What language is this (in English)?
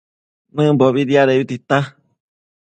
Matsés